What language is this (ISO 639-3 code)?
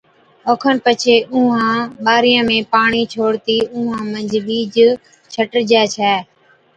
odk